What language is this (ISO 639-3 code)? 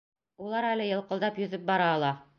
bak